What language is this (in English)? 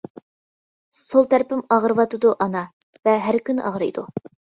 Uyghur